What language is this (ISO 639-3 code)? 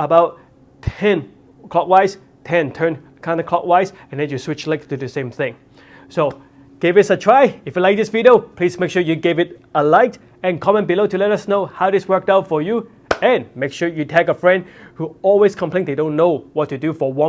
eng